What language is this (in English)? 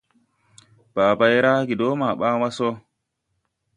Tupuri